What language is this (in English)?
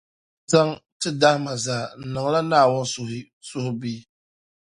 Dagbani